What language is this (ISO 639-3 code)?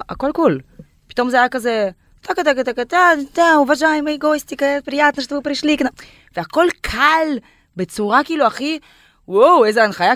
heb